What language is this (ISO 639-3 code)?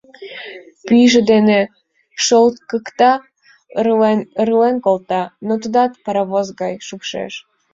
chm